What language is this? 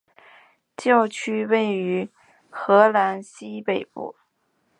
Chinese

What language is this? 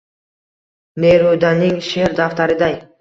Uzbek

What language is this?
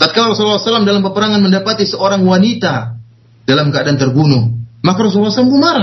Malay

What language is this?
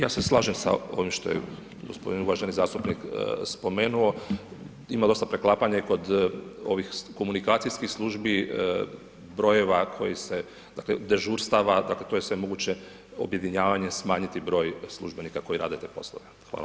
Croatian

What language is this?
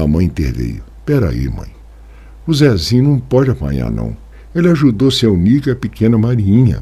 Portuguese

